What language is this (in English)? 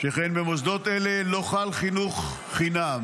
Hebrew